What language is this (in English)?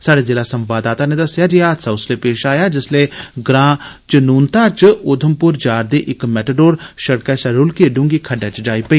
Dogri